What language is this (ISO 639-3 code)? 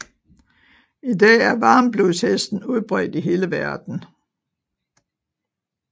dan